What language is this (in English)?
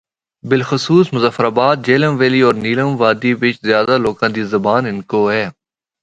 Northern Hindko